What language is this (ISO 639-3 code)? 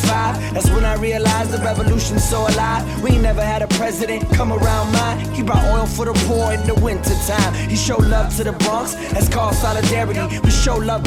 ell